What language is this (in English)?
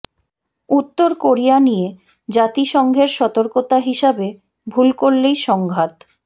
Bangla